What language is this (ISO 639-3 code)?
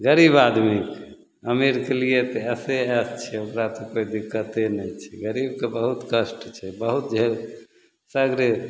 mai